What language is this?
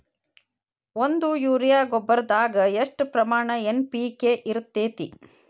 Kannada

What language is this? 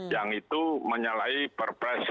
Indonesian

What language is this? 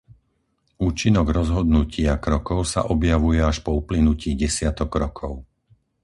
Slovak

